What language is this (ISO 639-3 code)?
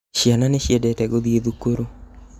kik